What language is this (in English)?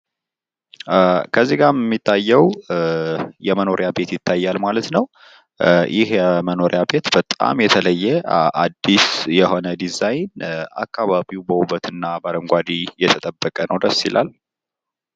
Amharic